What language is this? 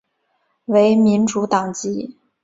Chinese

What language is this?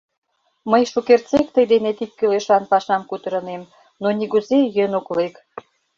Mari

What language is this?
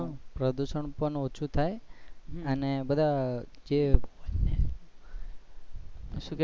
Gujarati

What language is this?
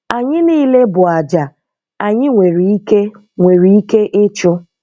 Igbo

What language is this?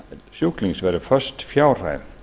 Icelandic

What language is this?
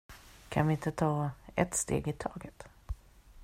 Swedish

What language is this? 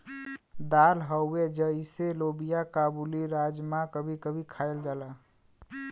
Bhojpuri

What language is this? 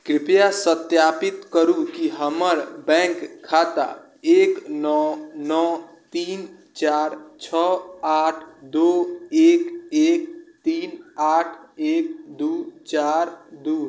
Maithili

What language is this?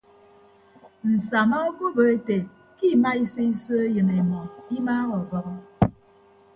Ibibio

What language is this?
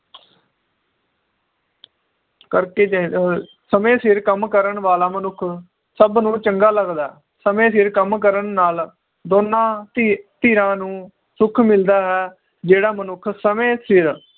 Punjabi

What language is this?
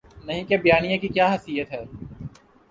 Urdu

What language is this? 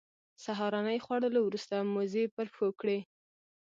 Pashto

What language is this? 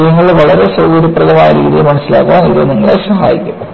Malayalam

